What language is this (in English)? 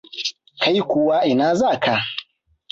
Hausa